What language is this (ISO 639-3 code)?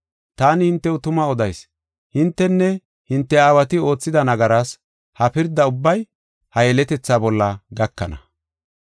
gof